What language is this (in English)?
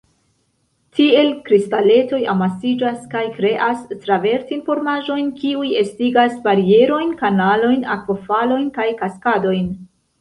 Esperanto